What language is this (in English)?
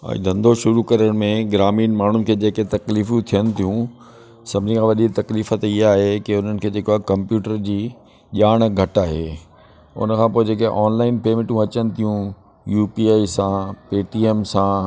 Sindhi